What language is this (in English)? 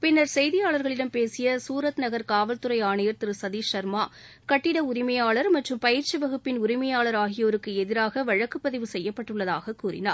Tamil